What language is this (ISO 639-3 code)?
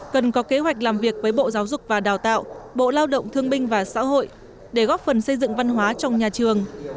vie